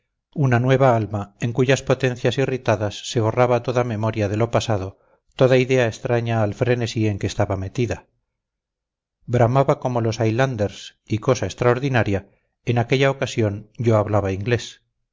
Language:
Spanish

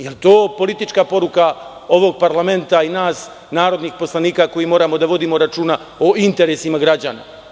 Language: Serbian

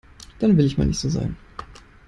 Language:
German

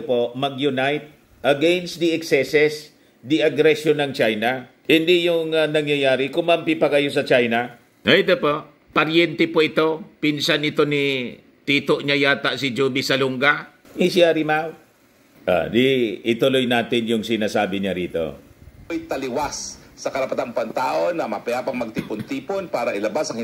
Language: Filipino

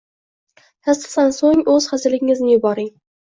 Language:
Uzbek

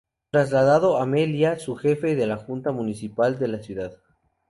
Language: Spanish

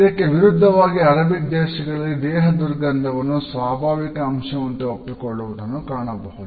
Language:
Kannada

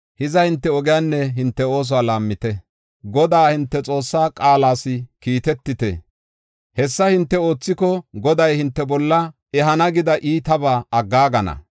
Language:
Gofa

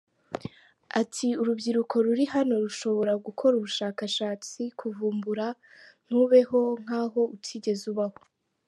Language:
Kinyarwanda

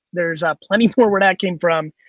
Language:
English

